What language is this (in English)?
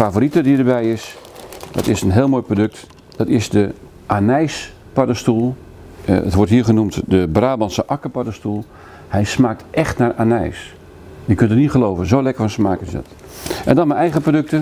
Dutch